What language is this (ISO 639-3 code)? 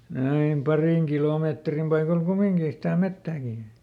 fin